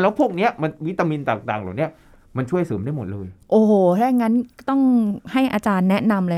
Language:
Thai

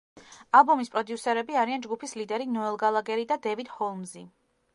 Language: Georgian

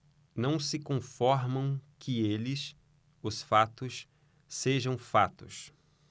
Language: Portuguese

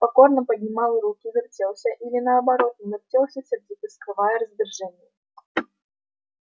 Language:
Russian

